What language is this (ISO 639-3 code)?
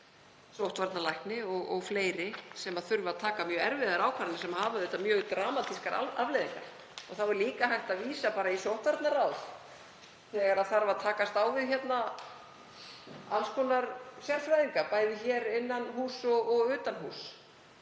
isl